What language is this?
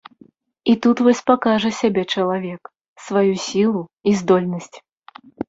Belarusian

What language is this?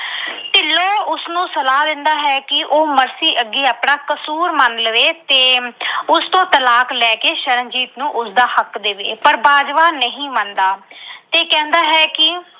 Punjabi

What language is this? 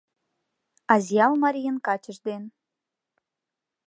Mari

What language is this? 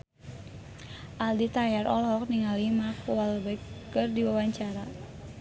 Sundanese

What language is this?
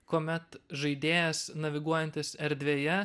Lithuanian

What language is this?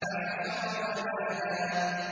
Arabic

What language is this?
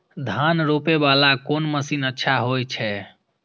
Maithili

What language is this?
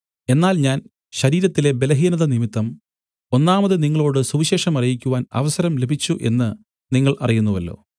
Malayalam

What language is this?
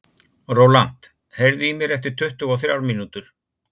Icelandic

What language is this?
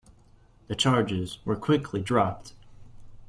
English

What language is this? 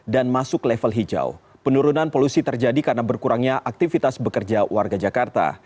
Indonesian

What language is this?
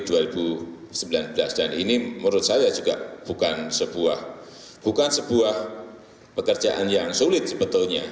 Indonesian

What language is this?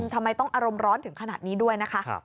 Thai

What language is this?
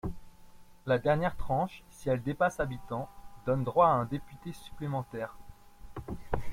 French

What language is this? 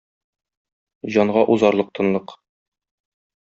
Tatar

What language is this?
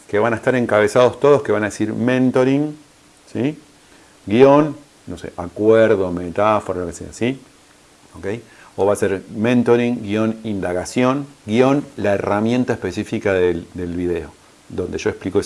Spanish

